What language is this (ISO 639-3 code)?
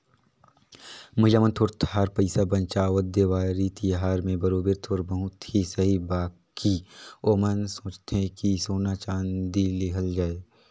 hne